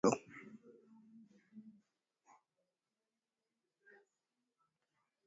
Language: Swahili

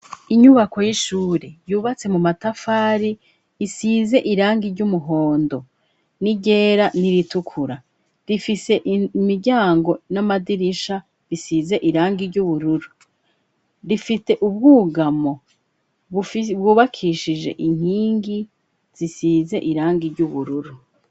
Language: Rundi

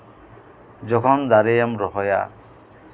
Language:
Santali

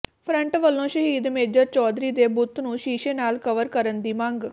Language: Punjabi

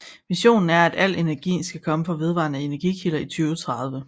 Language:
Danish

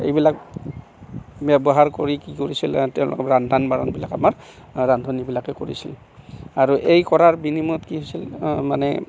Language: Assamese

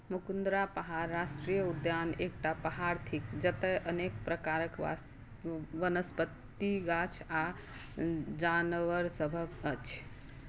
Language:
Maithili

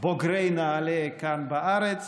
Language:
Hebrew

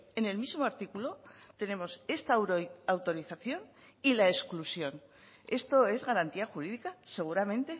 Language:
Spanish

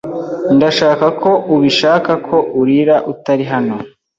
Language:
Kinyarwanda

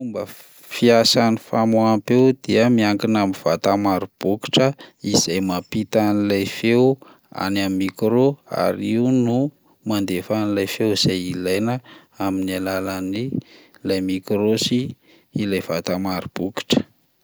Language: Malagasy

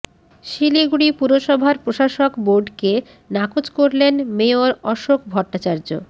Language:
Bangla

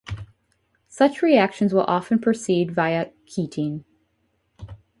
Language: English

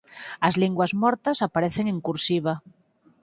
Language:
Galician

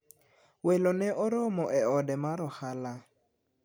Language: Luo (Kenya and Tanzania)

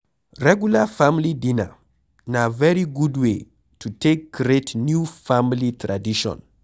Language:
Nigerian Pidgin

